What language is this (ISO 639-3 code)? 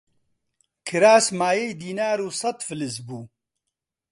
ckb